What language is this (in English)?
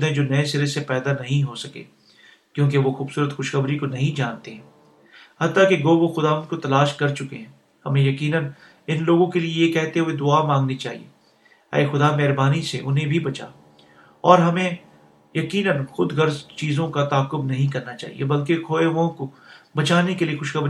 Urdu